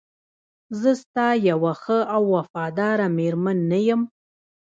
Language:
Pashto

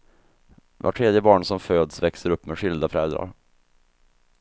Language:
Swedish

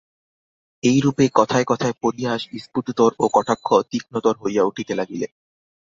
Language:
Bangla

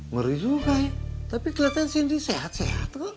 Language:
Indonesian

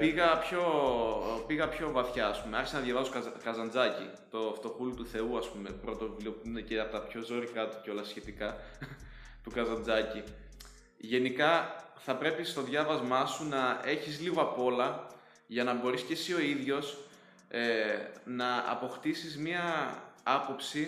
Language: Greek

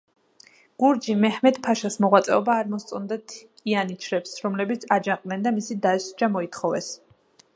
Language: Georgian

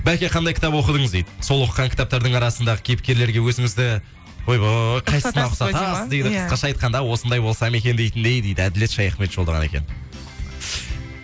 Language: Kazakh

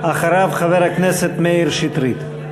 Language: Hebrew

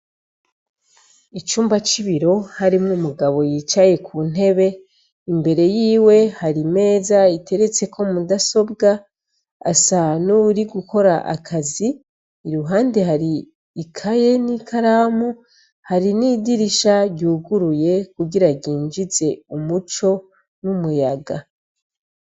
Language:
Rundi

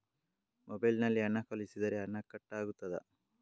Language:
Kannada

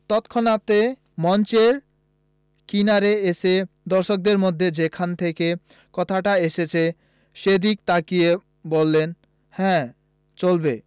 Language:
Bangla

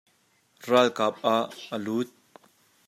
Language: Hakha Chin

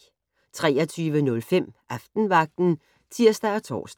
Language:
Danish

